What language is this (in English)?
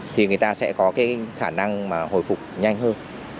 Vietnamese